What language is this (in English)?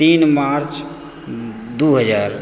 Maithili